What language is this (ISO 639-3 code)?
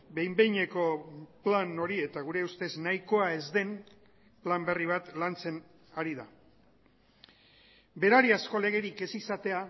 eus